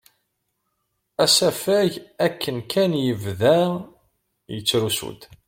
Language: Kabyle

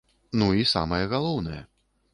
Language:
Belarusian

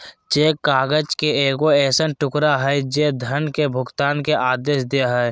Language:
Magahi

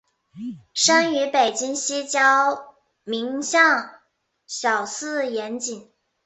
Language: Chinese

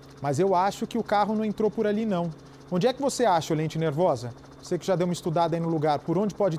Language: Portuguese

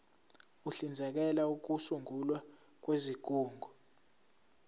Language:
Zulu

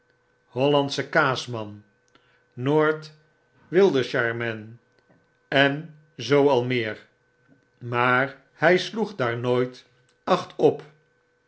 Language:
Dutch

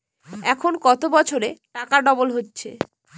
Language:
Bangla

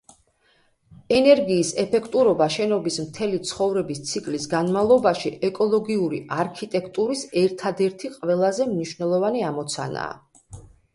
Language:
Georgian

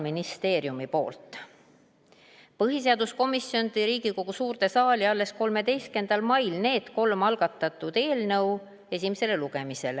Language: Estonian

